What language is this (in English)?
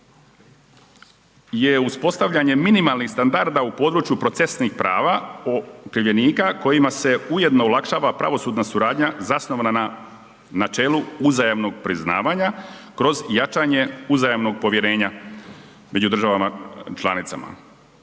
Croatian